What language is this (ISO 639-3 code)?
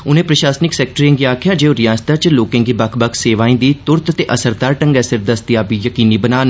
doi